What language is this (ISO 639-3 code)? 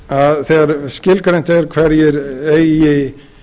isl